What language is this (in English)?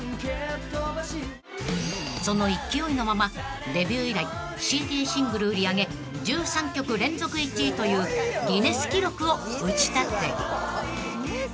Japanese